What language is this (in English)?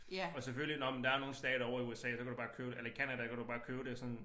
Danish